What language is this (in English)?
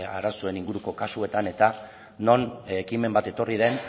Basque